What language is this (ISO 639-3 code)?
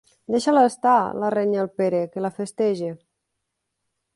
cat